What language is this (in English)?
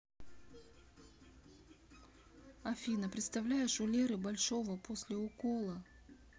Russian